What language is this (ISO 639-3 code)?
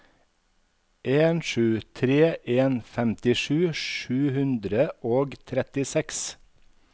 nor